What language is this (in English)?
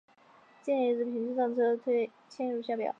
Chinese